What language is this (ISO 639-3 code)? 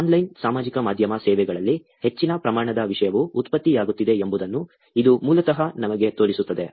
kan